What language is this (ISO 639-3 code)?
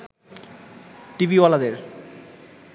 ben